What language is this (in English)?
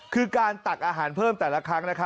Thai